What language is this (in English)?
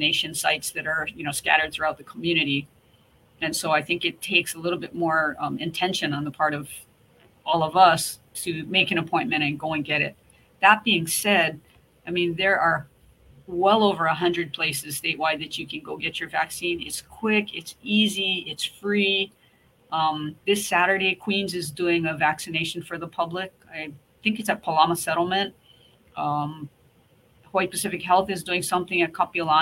English